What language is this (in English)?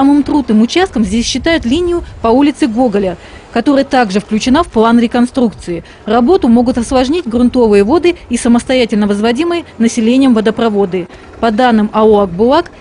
Russian